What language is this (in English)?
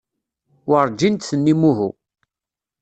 Kabyle